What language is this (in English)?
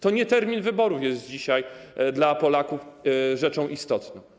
Polish